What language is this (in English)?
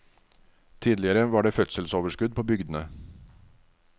Norwegian